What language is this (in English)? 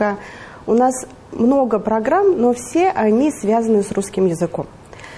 Russian